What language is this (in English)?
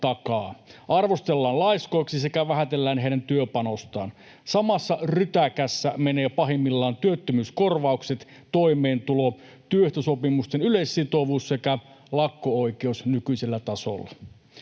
Finnish